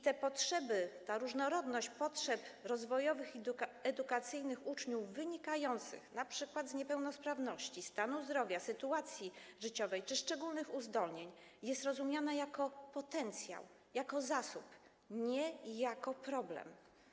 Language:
Polish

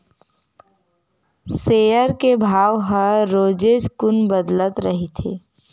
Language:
Chhattisgarhi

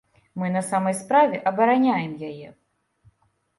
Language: Belarusian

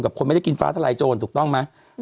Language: Thai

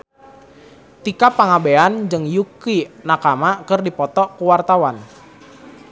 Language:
Sundanese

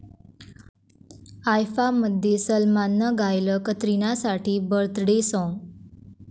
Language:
Marathi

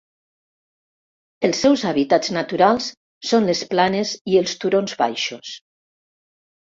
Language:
Catalan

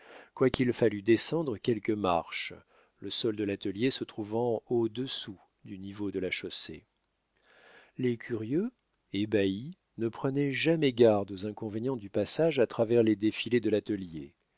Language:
French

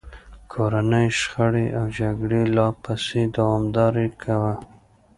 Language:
Pashto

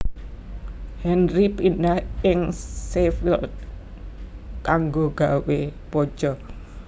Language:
Javanese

